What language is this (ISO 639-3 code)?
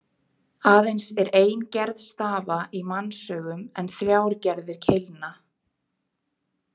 isl